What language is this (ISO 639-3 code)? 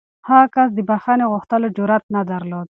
pus